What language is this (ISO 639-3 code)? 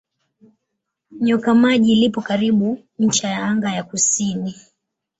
swa